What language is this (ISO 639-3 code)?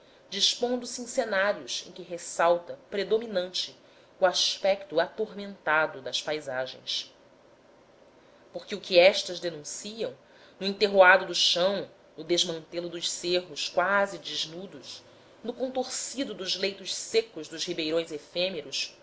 por